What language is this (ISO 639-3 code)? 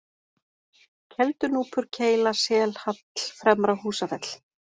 isl